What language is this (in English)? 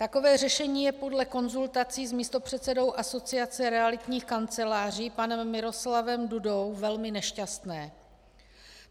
Czech